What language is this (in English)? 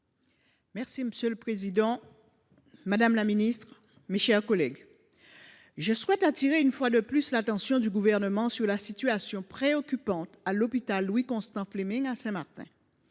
French